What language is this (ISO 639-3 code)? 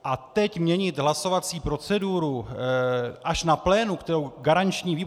ces